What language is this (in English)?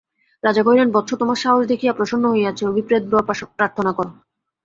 Bangla